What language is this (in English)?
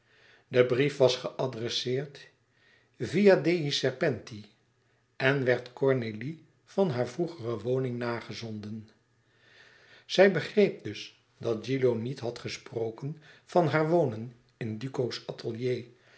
Dutch